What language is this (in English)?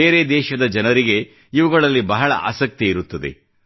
Kannada